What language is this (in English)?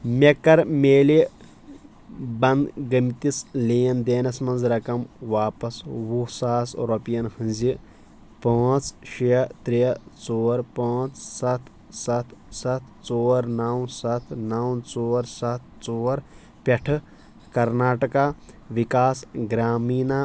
Kashmiri